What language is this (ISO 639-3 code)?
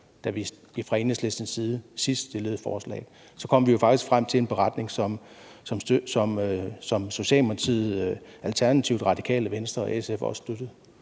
dan